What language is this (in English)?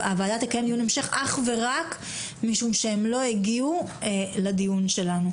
Hebrew